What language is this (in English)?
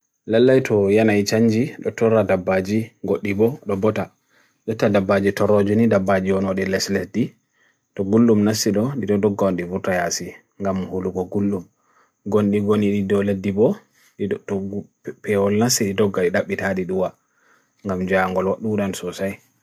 Bagirmi Fulfulde